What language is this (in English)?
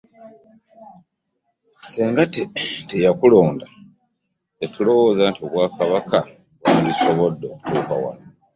Ganda